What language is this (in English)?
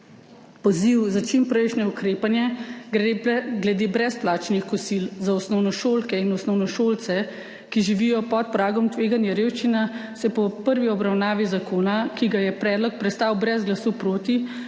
Slovenian